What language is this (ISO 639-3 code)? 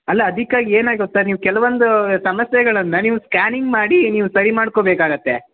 kan